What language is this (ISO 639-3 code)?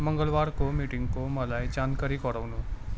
nep